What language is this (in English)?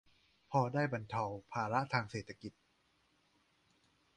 Thai